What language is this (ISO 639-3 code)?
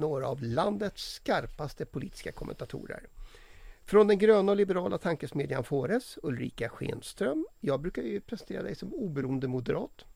swe